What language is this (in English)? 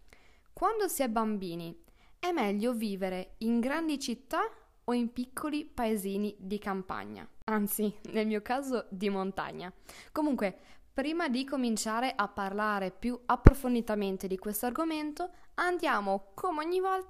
Italian